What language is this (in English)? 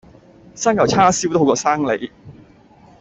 Cantonese